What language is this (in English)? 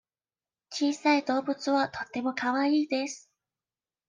Japanese